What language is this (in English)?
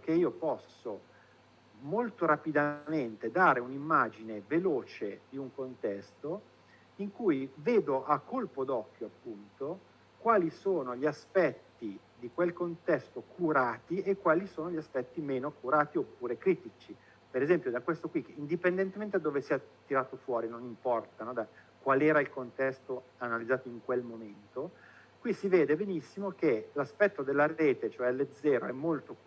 Italian